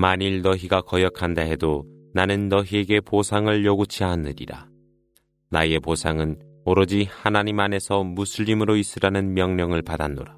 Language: Korean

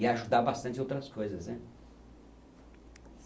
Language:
Portuguese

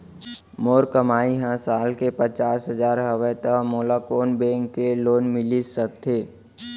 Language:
Chhattisgarhi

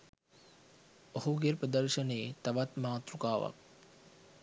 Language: Sinhala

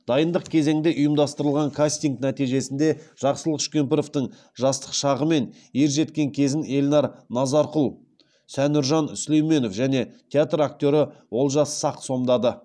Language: Kazakh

